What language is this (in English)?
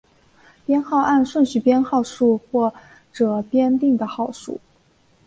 Chinese